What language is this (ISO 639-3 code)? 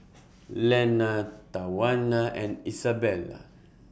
eng